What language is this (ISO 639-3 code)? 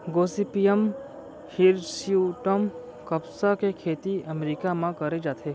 hne